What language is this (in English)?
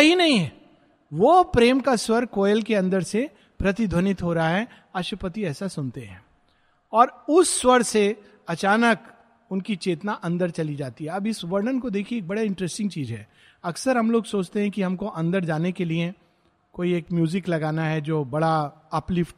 Hindi